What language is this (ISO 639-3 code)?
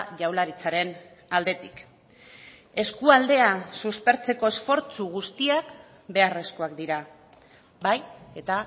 eus